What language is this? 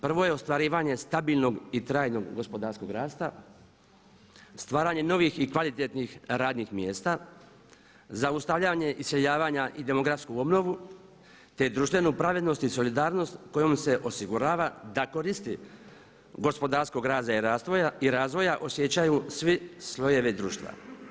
Croatian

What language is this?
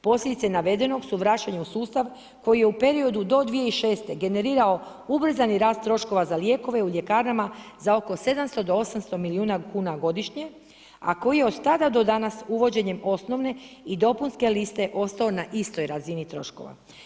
Croatian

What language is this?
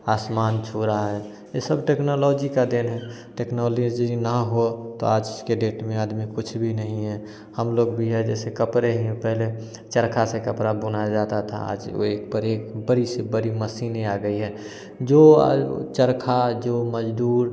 Hindi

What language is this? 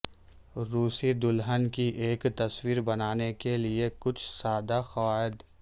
Urdu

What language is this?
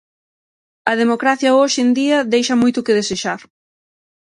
Galician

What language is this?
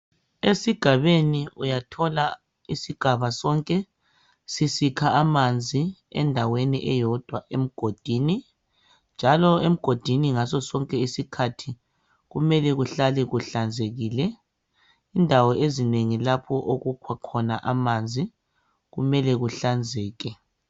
North Ndebele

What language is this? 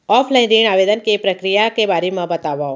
Chhattisgarhi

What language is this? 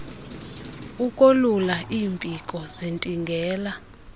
Xhosa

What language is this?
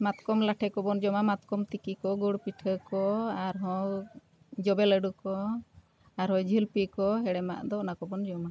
Santali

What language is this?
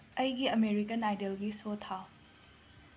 Manipuri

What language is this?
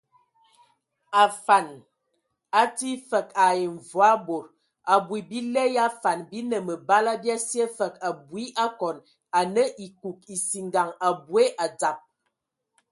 Ewondo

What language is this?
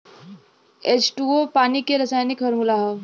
Bhojpuri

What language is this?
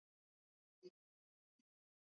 Swahili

